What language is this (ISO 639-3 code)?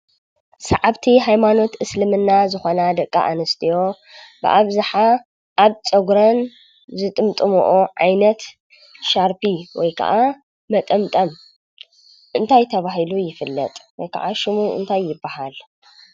tir